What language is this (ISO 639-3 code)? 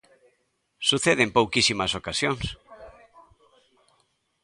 glg